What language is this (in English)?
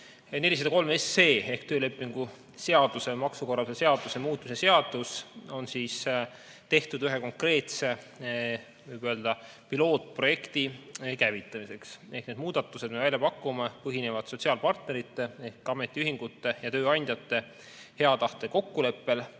Estonian